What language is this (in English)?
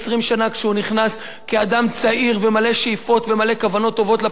Hebrew